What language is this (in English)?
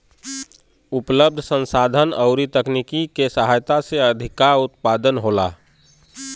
Bhojpuri